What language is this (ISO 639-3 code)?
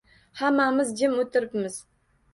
uzb